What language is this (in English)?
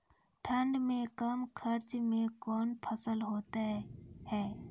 Maithili